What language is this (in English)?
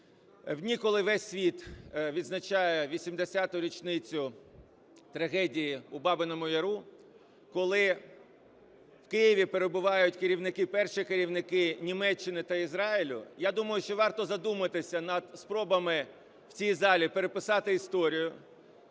Ukrainian